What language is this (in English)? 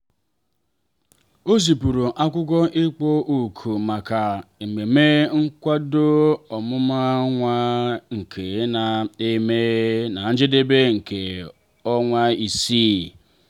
Igbo